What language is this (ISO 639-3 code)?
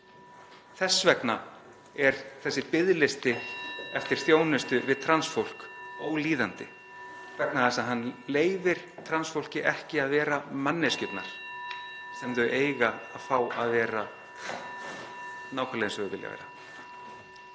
isl